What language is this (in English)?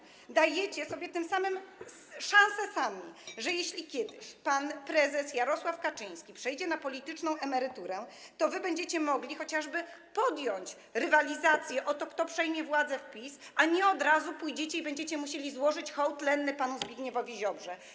Polish